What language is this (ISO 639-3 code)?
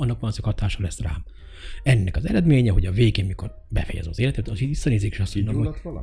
hun